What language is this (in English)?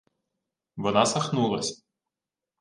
Ukrainian